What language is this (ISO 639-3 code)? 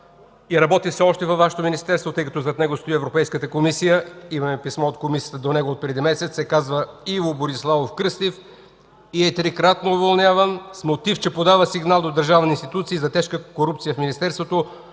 bul